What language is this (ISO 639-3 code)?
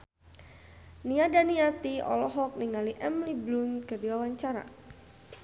sun